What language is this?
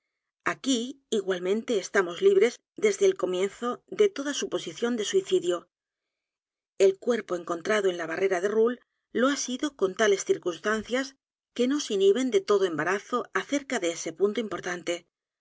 Spanish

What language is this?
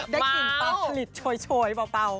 Thai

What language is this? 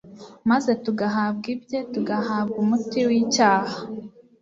Kinyarwanda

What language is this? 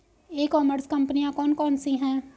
Hindi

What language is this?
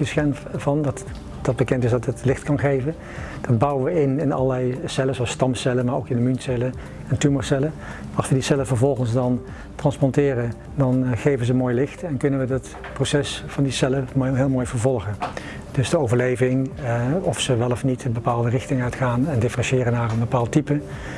Dutch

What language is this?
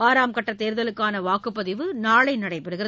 Tamil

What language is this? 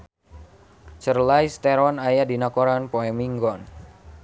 Sundanese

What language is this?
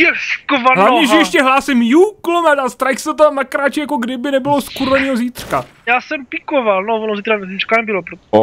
Czech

